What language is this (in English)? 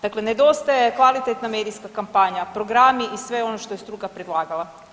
Croatian